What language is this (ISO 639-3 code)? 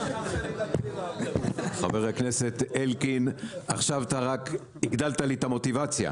heb